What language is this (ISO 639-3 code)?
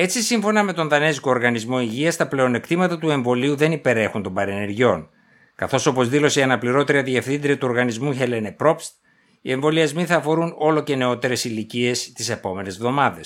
ell